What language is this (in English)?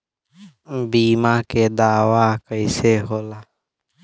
Bhojpuri